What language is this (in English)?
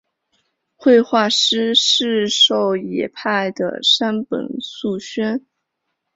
Chinese